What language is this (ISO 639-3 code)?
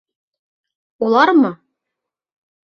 bak